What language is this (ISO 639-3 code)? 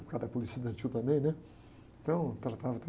por